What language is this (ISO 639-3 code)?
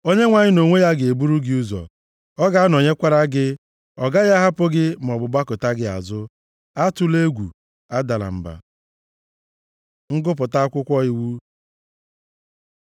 ibo